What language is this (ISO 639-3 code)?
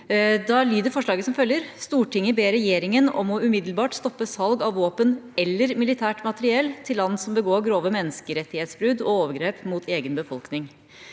nor